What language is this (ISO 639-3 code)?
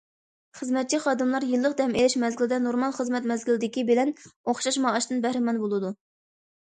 uig